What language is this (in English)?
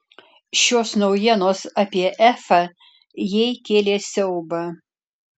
Lithuanian